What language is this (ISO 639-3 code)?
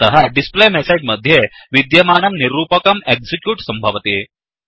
san